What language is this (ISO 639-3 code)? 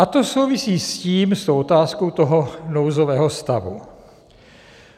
ces